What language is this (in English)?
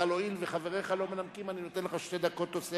Hebrew